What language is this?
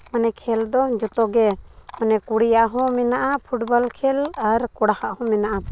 Santali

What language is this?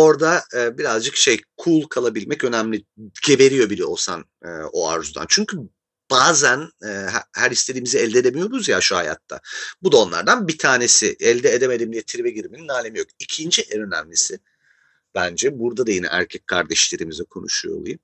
Turkish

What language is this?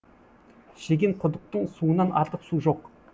Kazakh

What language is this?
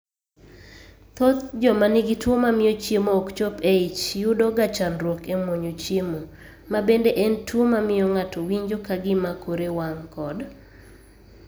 Luo (Kenya and Tanzania)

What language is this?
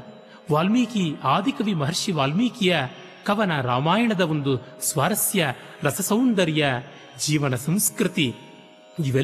Kannada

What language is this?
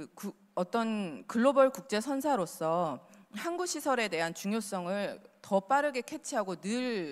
Korean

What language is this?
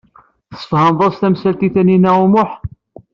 Kabyle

